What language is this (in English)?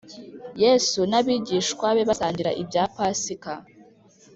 Kinyarwanda